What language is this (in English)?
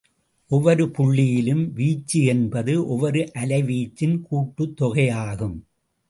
Tamil